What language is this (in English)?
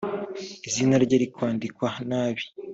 Kinyarwanda